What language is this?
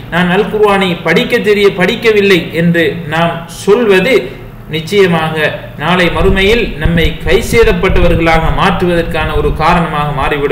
Arabic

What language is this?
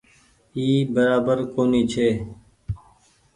Goaria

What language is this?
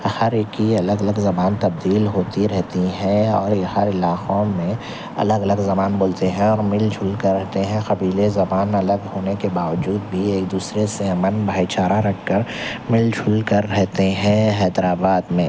Urdu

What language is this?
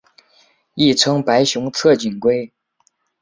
Chinese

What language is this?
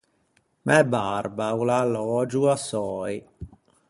Ligurian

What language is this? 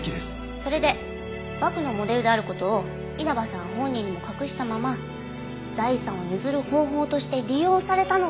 Japanese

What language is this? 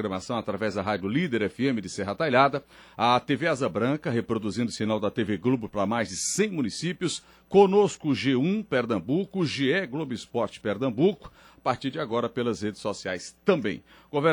Portuguese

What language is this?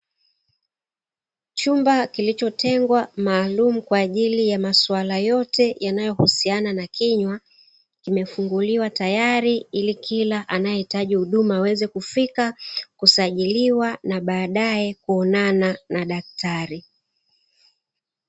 Swahili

